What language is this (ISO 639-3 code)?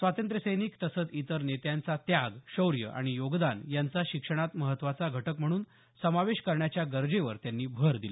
mar